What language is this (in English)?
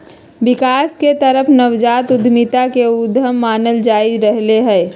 Magahi